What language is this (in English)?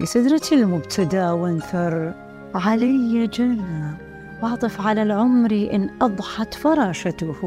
Arabic